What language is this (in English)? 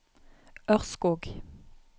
Norwegian